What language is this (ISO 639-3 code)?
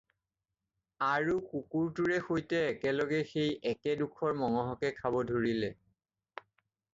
asm